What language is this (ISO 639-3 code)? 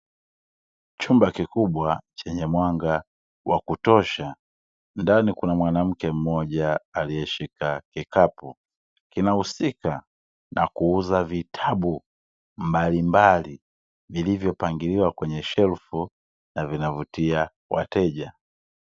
swa